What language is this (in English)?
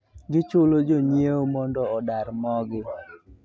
Luo (Kenya and Tanzania)